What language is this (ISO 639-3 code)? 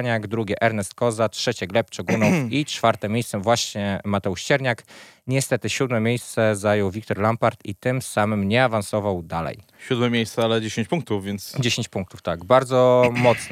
pol